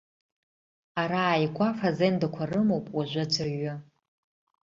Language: Abkhazian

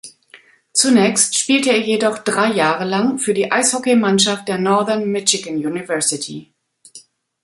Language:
German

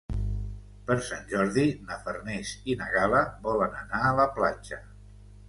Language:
Catalan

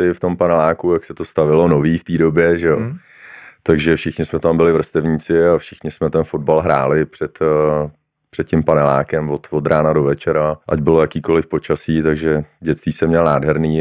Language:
Czech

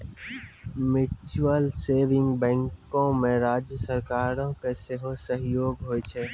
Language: Maithili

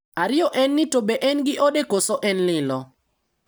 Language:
Luo (Kenya and Tanzania)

